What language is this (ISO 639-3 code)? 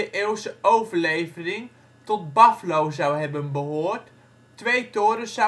nld